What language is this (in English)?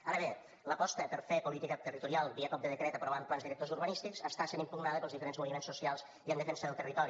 Catalan